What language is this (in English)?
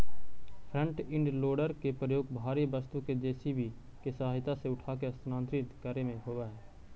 Magahi